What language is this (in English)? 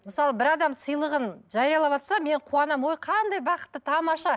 Kazakh